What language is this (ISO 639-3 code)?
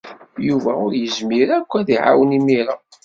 kab